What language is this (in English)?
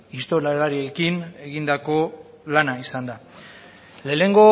Basque